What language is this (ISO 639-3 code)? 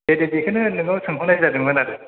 brx